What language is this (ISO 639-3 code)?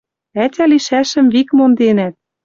mrj